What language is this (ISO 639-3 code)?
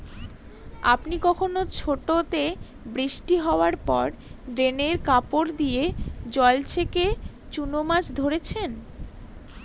ben